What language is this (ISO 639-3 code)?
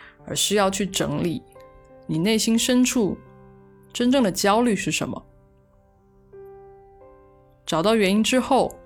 zho